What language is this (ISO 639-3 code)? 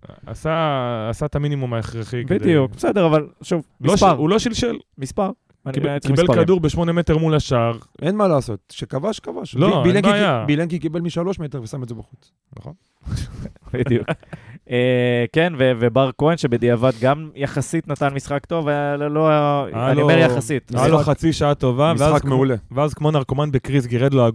heb